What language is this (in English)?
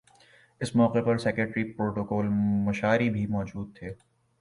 Urdu